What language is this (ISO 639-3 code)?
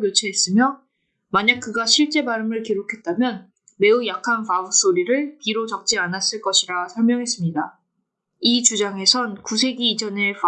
kor